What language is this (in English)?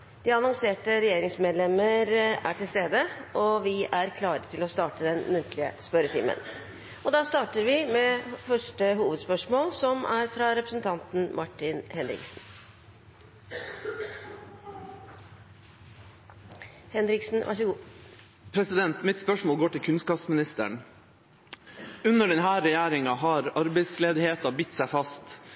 Norwegian Bokmål